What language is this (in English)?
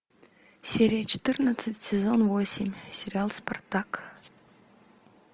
Russian